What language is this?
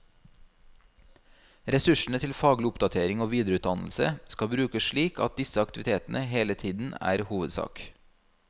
Norwegian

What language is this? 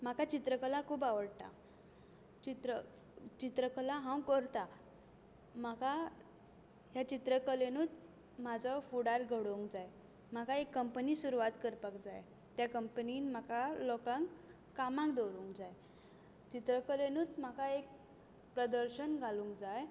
Konkani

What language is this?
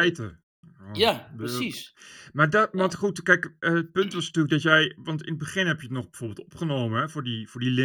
Dutch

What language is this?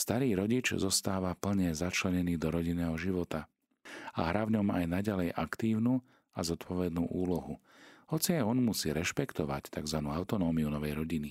Slovak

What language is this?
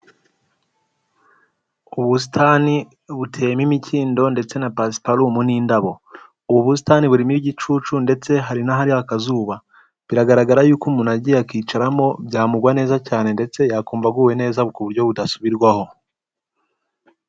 Kinyarwanda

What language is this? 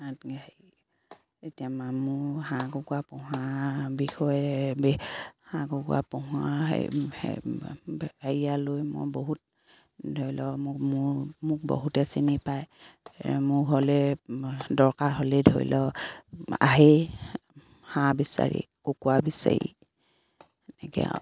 Assamese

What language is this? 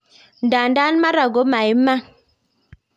Kalenjin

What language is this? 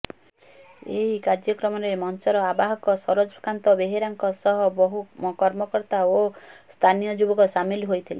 Odia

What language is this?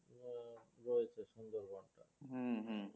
Bangla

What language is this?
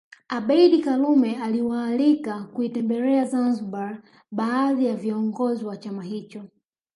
Swahili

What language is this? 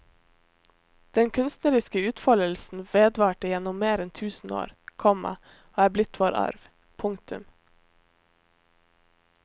Norwegian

